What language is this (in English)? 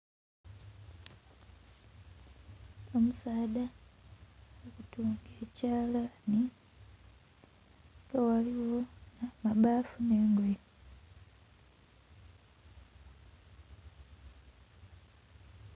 Soga